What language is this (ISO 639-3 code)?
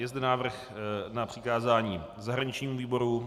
ces